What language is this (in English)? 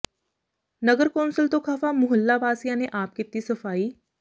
Punjabi